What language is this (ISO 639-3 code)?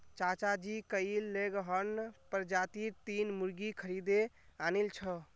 mag